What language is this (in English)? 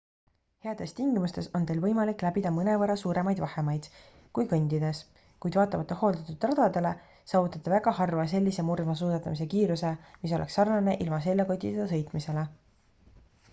Estonian